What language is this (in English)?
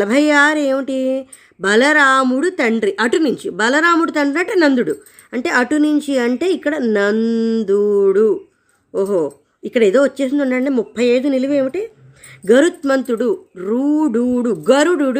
Telugu